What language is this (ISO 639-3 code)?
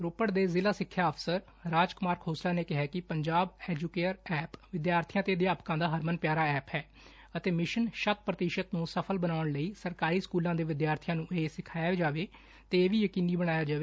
pan